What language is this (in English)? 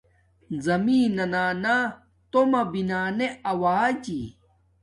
Domaaki